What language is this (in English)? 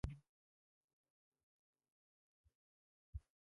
Pashto